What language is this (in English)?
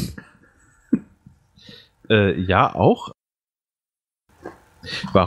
German